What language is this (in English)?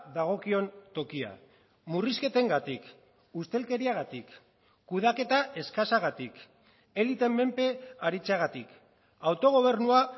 Basque